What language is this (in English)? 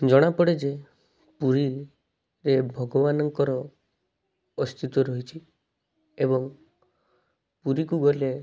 Odia